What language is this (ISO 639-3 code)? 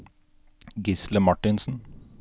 nor